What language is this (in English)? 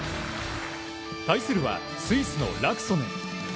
Japanese